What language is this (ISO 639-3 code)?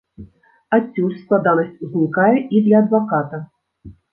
bel